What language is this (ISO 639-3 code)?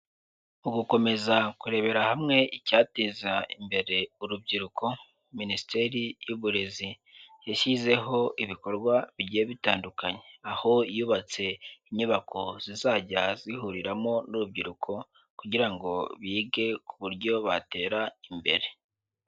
kin